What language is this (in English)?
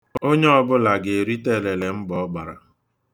Igbo